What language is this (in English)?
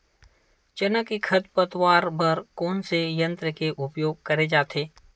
Chhattisgarhi